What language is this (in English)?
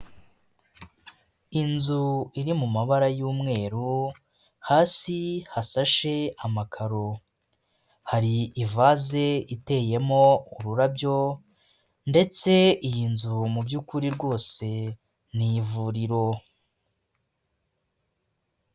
Kinyarwanda